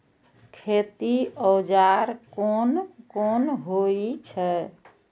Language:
Maithili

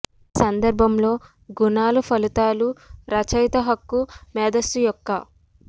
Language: Telugu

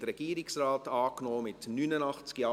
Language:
Swiss German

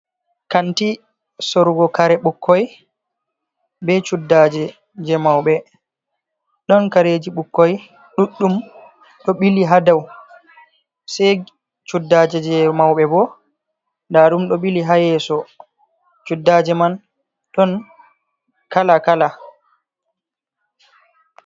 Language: Fula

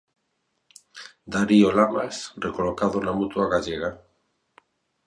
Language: Galician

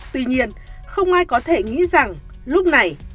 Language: Vietnamese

